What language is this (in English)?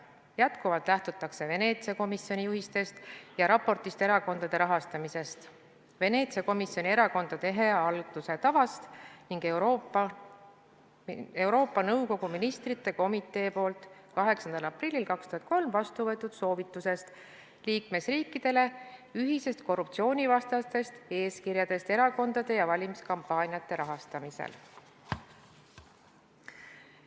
Estonian